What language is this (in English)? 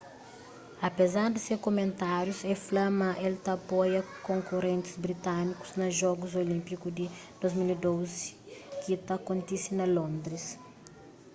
Kabuverdianu